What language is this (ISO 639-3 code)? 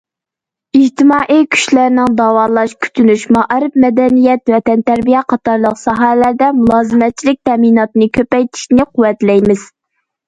uig